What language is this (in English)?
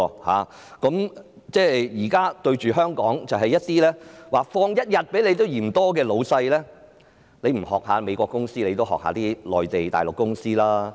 Cantonese